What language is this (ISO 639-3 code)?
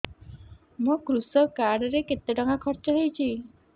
ori